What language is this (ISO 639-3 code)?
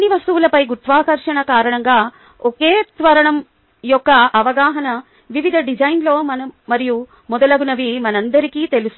tel